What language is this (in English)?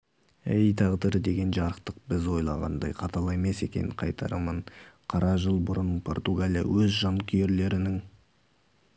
Kazakh